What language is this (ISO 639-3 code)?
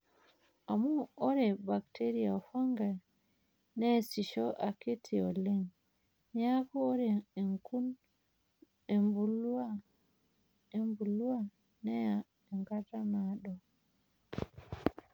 mas